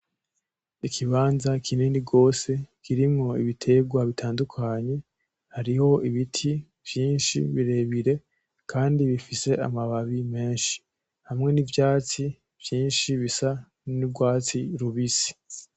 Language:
Rundi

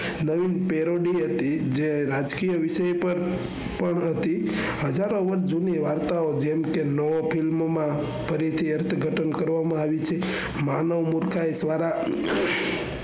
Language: Gujarati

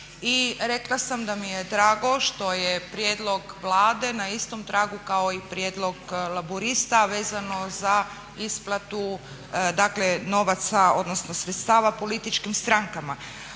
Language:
Croatian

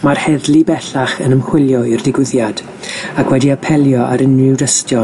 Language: Welsh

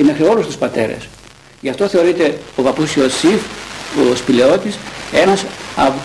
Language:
Greek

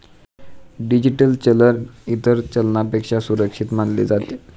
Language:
Marathi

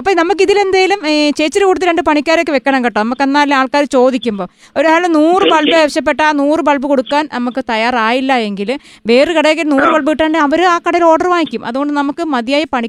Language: Malayalam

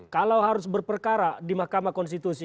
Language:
Indonesian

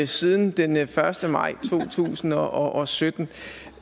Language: Danish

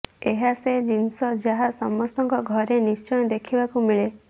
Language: Odia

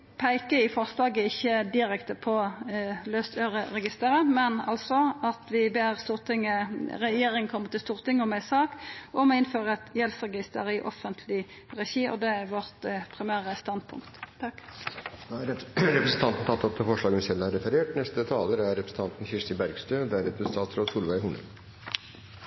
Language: Norwegian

